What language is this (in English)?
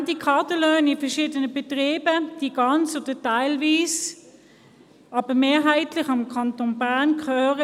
Swiss German